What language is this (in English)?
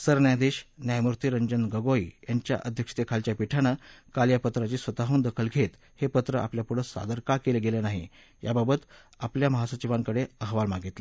Marathi